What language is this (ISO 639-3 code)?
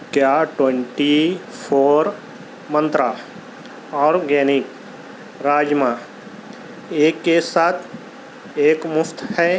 urd